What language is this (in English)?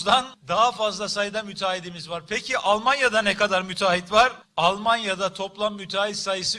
Turkish